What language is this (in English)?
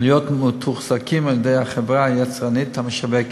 Hebrew